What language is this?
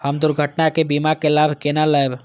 Maithili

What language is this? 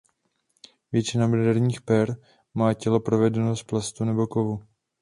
Czech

